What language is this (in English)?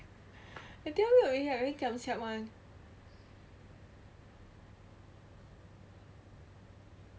English